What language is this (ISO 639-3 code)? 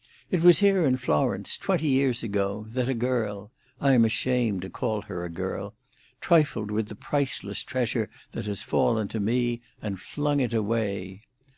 eng